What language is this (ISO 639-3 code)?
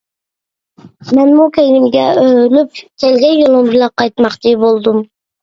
uig